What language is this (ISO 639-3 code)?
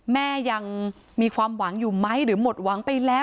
tha